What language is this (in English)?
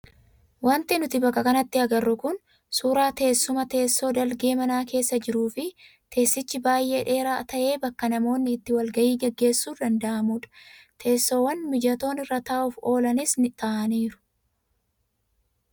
Oromo